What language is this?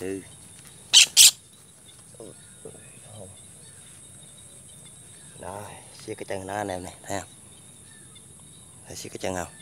Vietnamese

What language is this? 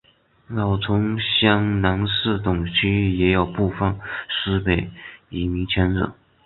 Chinese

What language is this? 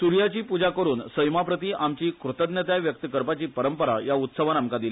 Konkani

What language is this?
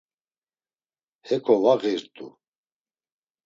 Laz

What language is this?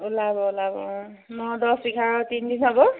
Assamese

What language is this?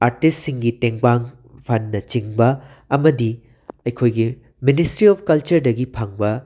Manipuri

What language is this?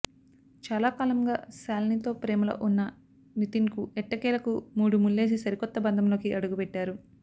Telugu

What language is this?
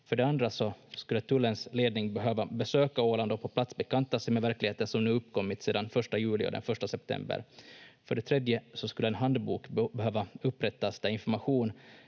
Finnish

